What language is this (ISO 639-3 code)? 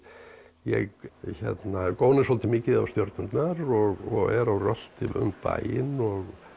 isl